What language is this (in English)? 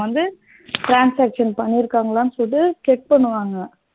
Tamil